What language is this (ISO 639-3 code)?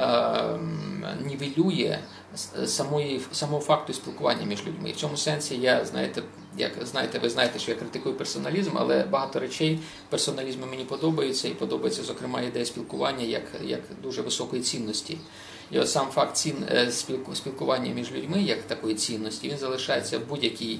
ukr